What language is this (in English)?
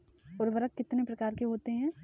Hindi